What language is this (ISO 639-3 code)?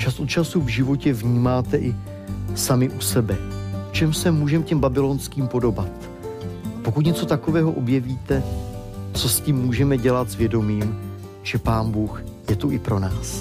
ces